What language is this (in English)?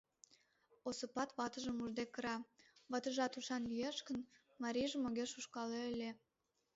Mari